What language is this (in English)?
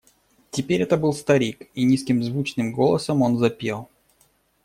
Russian